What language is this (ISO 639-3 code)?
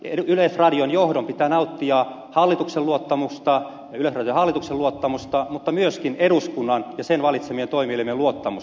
fin